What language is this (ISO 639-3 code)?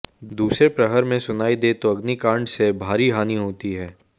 hin